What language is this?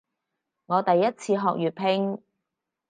Cantonese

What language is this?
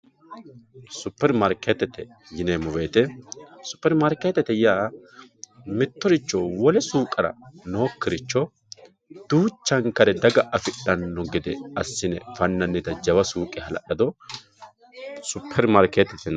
Sidamo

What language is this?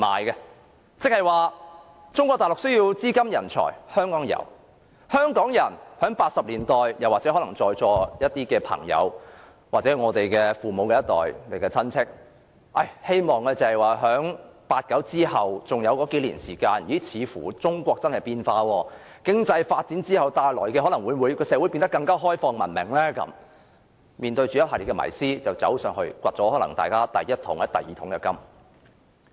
Cantonese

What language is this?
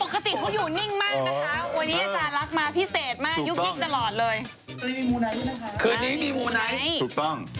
Thai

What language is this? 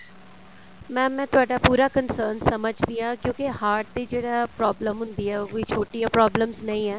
Punjabi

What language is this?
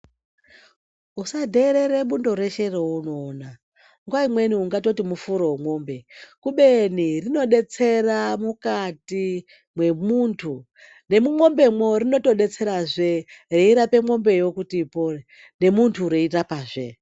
Ndau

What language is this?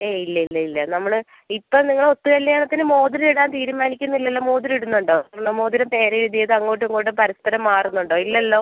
Malayalam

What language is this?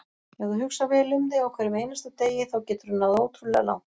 Icelandic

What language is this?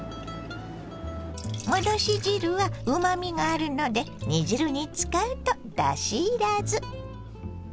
Japanese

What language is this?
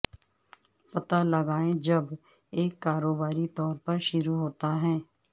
Urdu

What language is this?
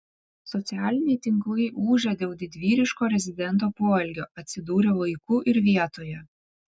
Lithuanian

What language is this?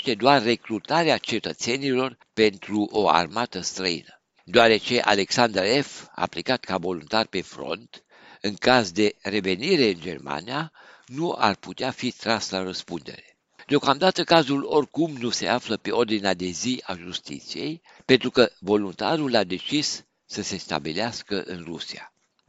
Romanian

